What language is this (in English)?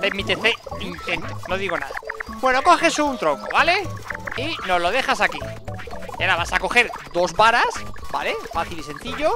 Spanish